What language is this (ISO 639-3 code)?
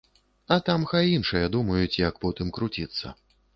bel